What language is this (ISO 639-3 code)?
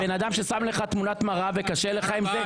heb